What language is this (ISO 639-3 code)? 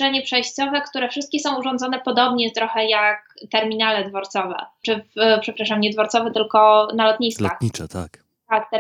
pol